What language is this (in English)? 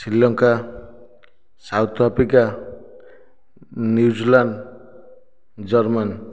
Odia